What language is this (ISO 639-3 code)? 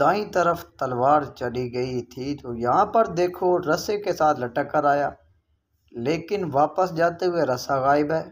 hin